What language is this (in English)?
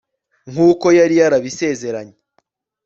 Kinyarwanda